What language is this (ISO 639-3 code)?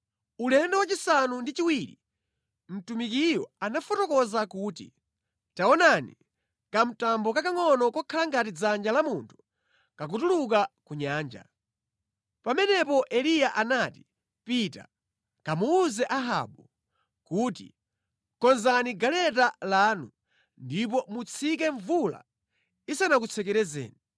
nya